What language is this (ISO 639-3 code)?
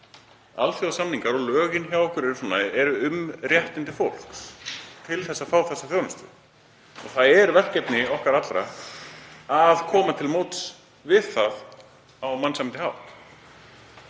isl